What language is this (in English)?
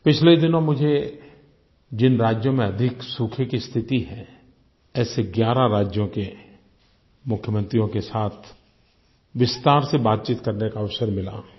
Hindi